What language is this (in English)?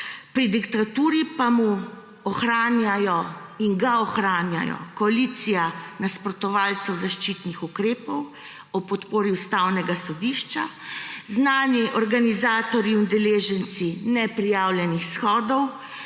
Slovenian